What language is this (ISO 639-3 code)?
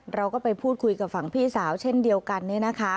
tha